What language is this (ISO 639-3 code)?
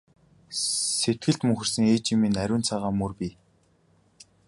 mon